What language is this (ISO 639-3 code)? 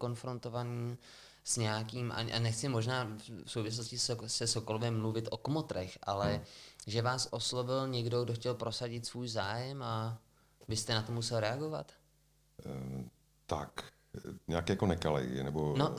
ces